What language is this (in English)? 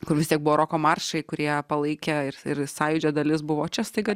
Lithuanian